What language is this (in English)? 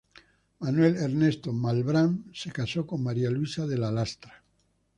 Spanish